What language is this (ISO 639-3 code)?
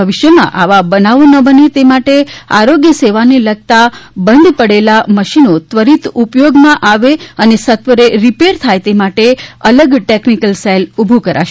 guj